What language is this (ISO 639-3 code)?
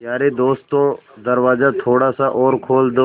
hin